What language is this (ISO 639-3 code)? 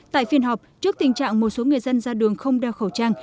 vie